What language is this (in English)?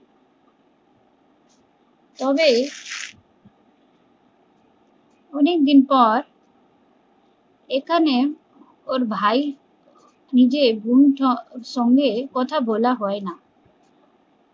Bangla